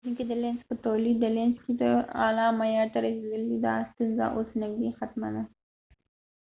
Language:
Pashto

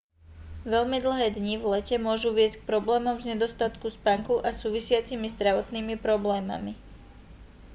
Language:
Slovak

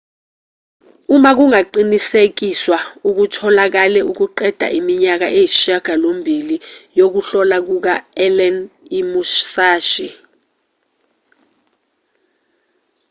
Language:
Zulu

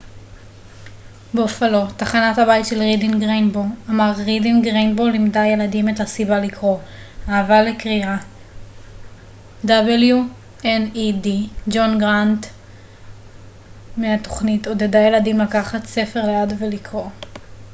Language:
Hebrew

